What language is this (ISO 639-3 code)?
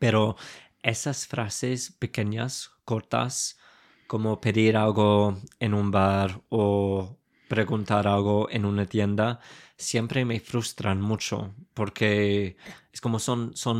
spa